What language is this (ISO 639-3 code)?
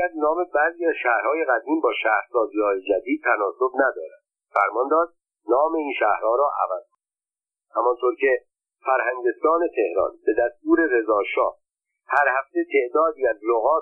fas